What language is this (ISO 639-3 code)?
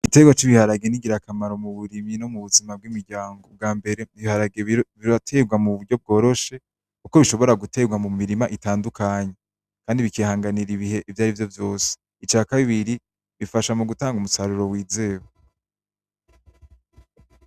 run